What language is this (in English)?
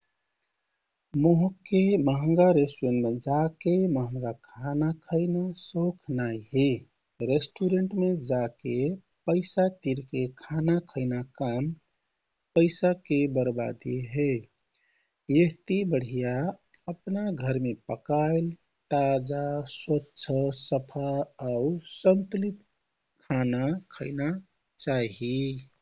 Kathoriya Tharu